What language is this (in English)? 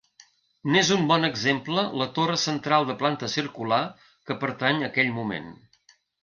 Catalan